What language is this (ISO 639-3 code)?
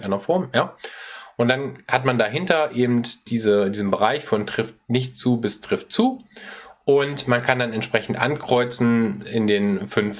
deu